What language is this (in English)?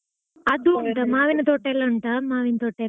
Kannada